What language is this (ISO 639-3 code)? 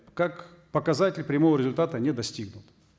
kaz